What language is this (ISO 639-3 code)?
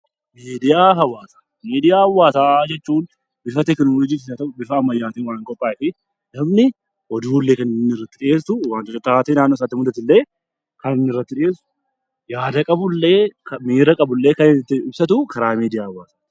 orm